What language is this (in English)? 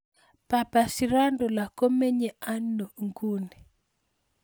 Kalenjin